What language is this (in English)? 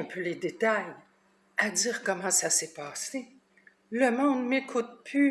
French